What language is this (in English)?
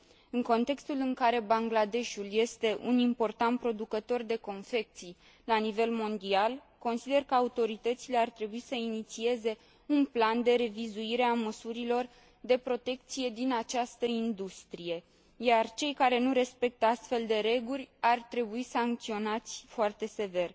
Romanian